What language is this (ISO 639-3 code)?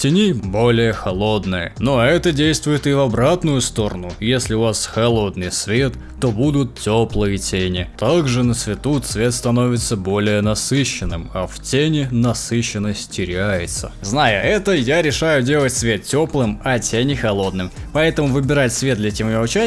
rus